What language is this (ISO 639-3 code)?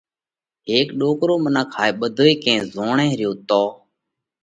kvx